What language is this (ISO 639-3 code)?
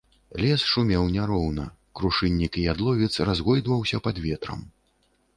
bel